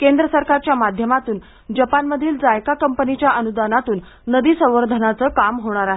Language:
Marathi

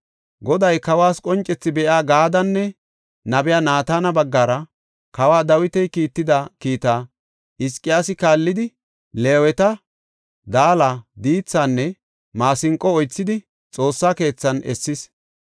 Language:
Gofa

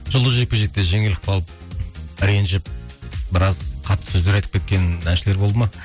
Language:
Kazakh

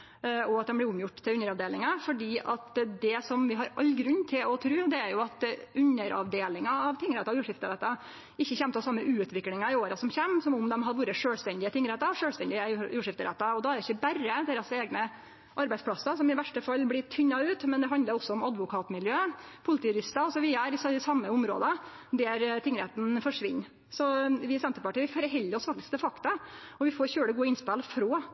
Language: Norwegian Nynorsk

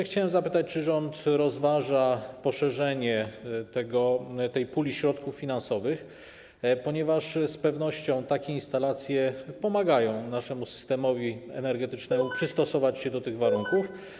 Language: Polish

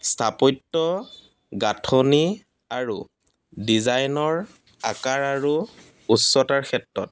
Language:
Assamese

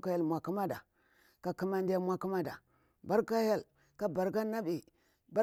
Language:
Bura-Pabir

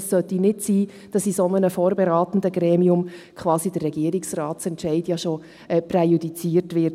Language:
Swiss German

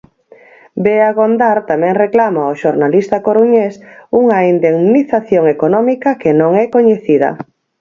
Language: Galician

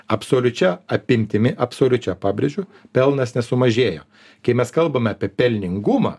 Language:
Lithuanian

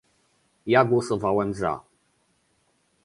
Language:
Polish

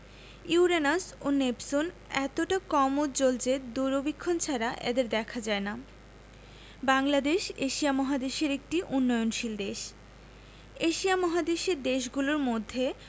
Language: Bangla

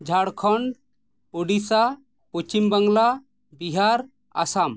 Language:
Santali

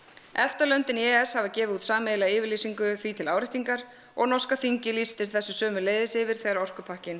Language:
Icelandic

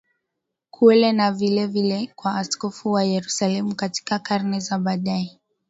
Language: Swahili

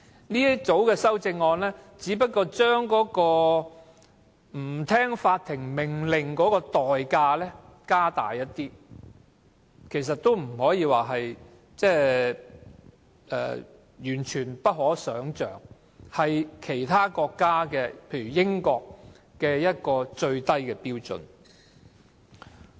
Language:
Cantonese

